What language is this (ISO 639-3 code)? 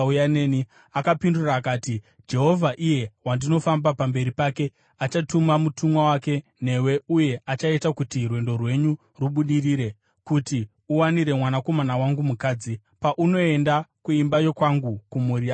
sna